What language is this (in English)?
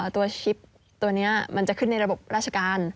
Thai